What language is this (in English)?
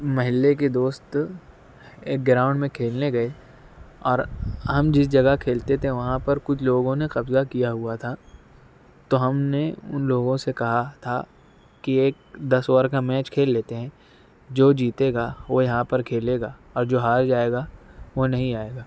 Urdu